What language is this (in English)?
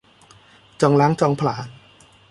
Thai